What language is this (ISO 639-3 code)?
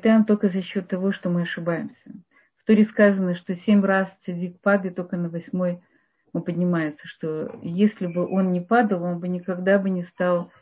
rus